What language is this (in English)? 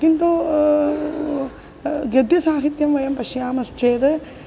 Sanskrit